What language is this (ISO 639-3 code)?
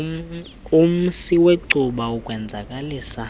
xho